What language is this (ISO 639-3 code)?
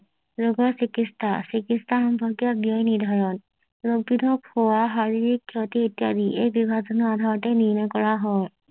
asm